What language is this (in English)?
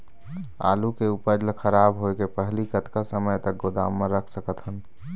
Chhattisgarhi